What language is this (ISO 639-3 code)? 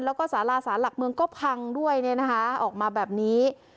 tha